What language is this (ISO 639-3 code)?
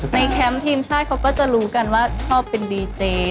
tha